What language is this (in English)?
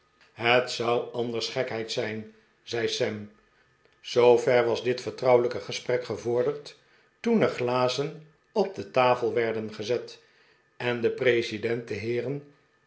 Dutch